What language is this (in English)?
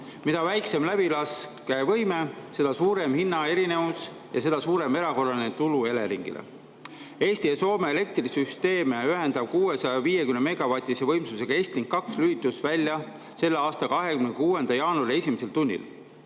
Estonian